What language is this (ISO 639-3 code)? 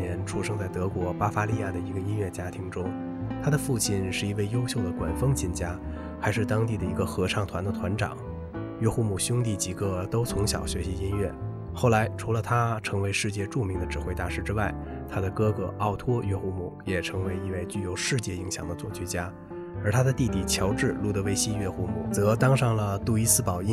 zho